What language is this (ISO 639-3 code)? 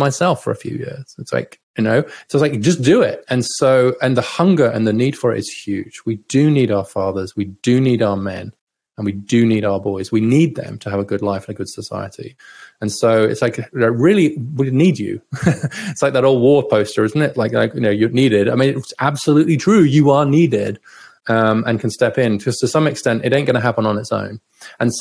eng